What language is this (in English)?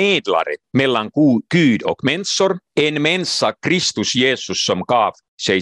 Swedish